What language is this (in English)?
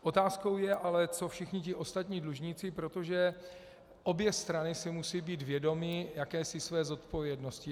Czech